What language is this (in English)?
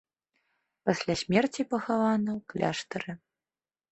Belarusian